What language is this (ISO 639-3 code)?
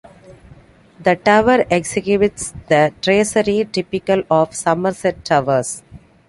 eng